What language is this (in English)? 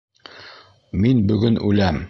Bashkir